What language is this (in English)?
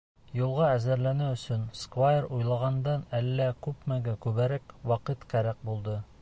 Bashkir